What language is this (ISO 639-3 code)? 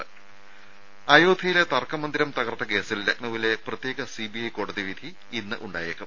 mal